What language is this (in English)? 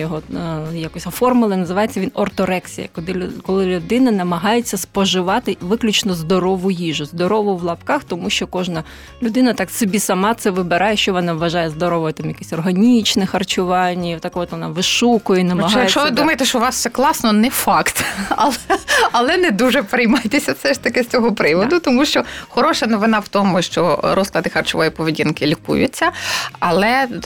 Ukrainian